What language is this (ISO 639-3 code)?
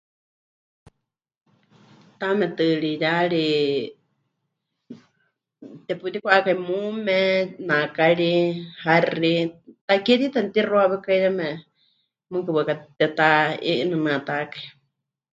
hch